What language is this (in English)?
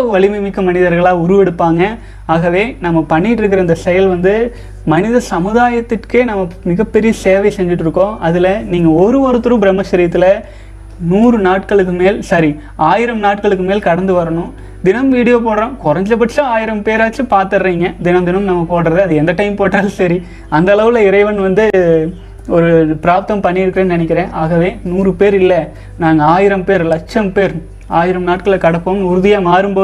Tamil